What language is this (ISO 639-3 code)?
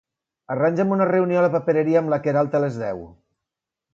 cat